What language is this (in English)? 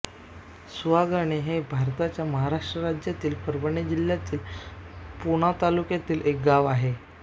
Marathi